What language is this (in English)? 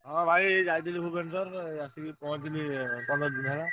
Odia